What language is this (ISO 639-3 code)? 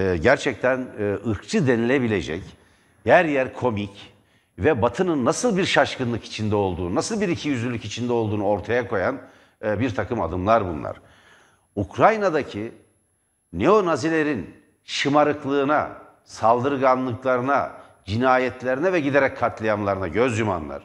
tur